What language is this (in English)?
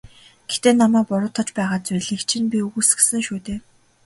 Mongolian